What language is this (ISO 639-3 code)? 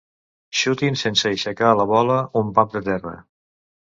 cat